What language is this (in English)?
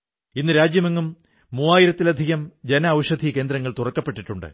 Malayalam